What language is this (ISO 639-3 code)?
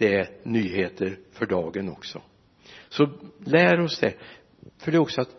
swe